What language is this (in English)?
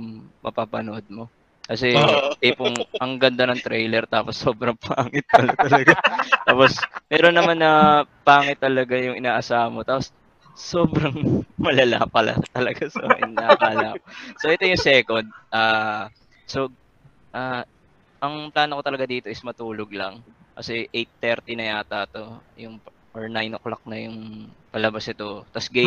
Filipino